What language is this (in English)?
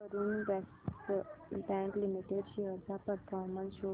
Marathi